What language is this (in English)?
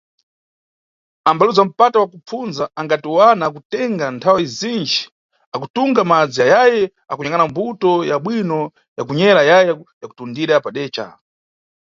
Nyungwe